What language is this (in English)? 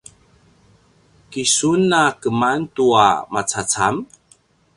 Paiwan